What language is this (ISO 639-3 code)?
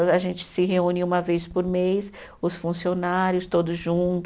por